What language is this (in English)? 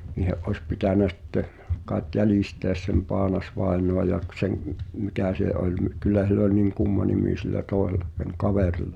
Finnish